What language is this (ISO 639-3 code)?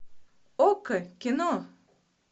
rus